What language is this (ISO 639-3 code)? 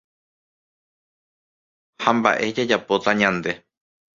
grn